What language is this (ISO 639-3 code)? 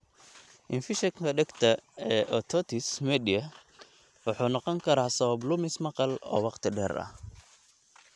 som